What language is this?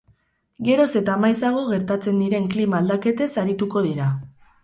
Basque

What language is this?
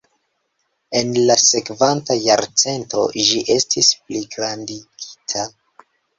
Esperanto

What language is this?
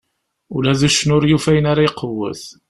Kabyle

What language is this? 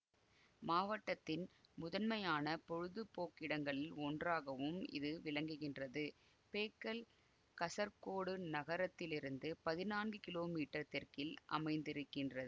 Tamil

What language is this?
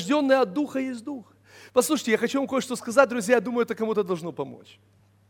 Russian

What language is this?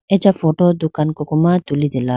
Idu-Mishmi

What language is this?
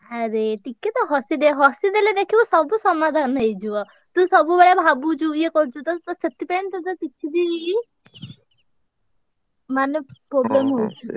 Odia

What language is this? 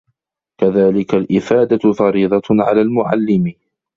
Arabic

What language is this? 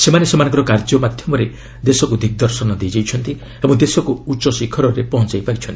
Odia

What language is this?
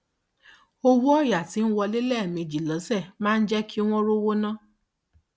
Yoruba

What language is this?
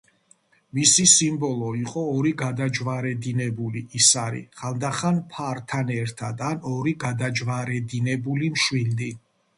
Georgian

